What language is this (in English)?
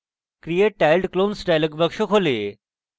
Bangla